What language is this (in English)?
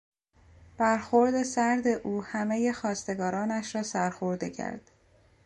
Persian